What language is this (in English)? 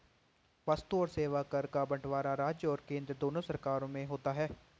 Hindi